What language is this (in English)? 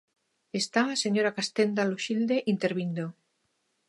Galician